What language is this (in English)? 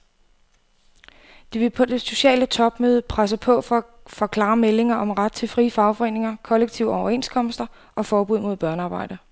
Danish